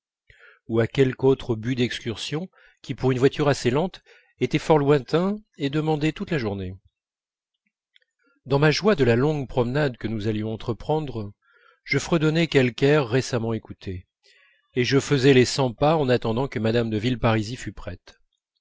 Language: French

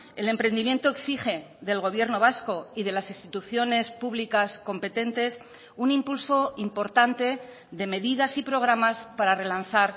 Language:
Spanish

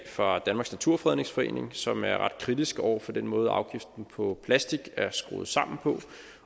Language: Danish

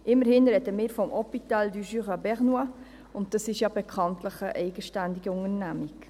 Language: Swiss German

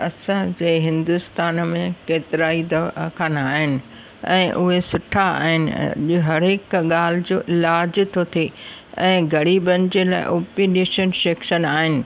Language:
Sindhi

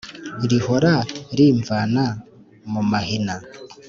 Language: Kinyarwanda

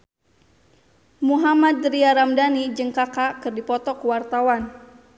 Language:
Sundanese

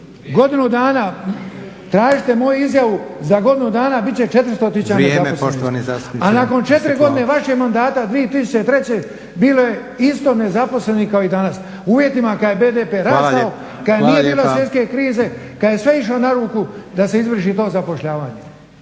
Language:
Croatian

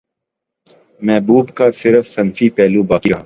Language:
Urdu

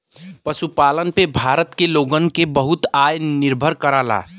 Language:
Bhojpuri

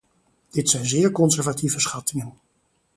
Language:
Dutch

